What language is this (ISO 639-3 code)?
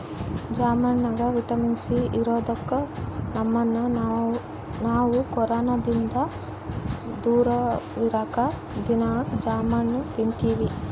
kan